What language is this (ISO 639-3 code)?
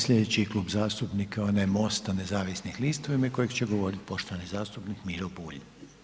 hrv